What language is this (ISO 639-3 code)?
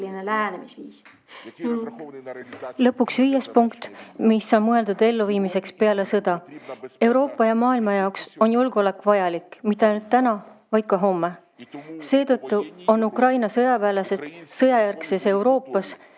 est